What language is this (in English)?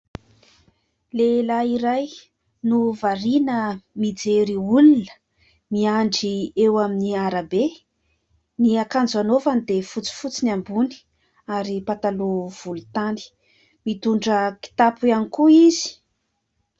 Malagasy